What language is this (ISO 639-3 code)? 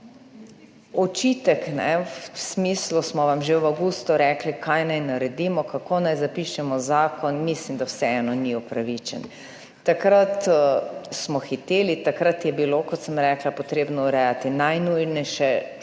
slv